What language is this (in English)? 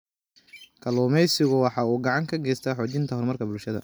Somali